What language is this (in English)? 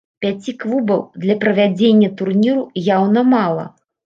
Belarusian